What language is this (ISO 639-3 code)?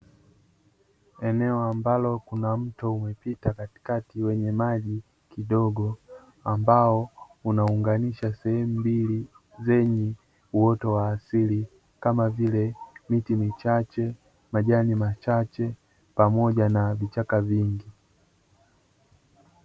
swa